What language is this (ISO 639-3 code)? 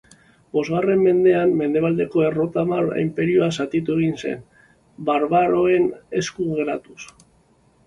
eus